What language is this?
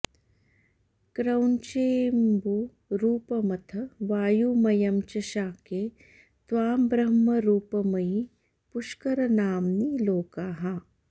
Sanskrit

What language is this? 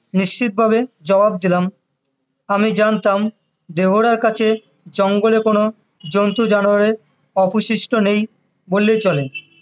Bangla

